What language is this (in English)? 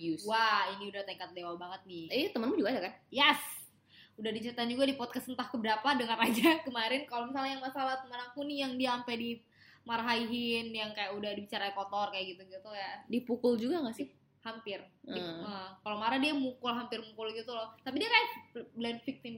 Indonesian